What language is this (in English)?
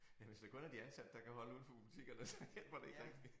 Danish